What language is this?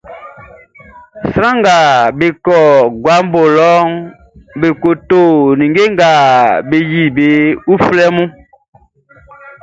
Baoulé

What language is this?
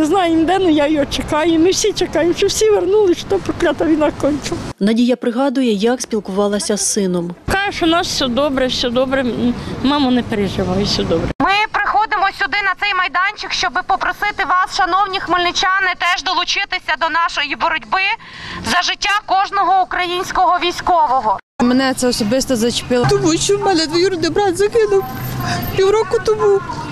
Ukrainian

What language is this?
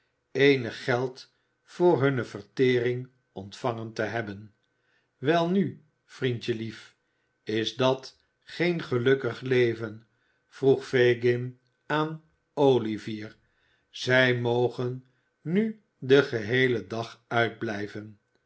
Dutch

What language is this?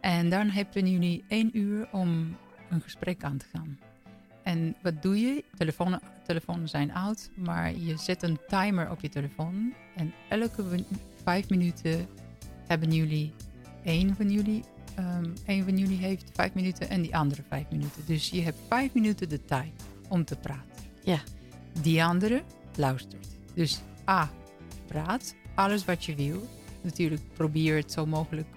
Dutch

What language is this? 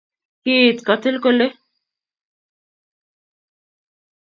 Kalenjin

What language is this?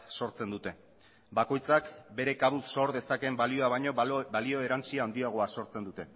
Basque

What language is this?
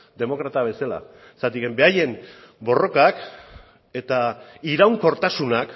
Basque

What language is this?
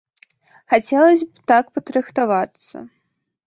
Belarusian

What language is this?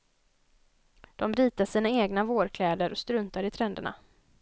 Swedish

